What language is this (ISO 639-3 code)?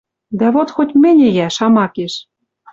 mrj